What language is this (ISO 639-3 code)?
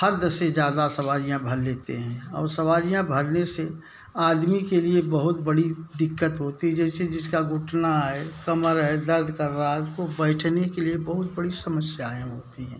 hin